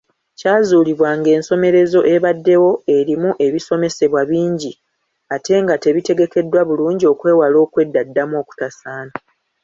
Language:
Ganda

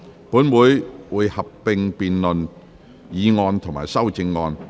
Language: Cantonese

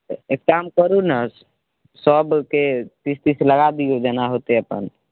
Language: Maithili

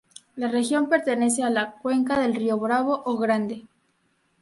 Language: Spanish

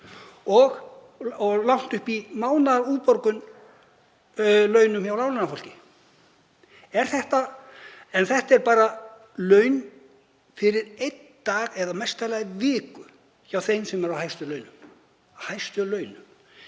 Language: Icelandic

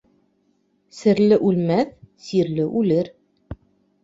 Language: Bashkir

